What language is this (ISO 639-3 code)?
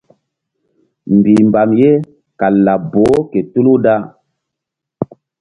mdd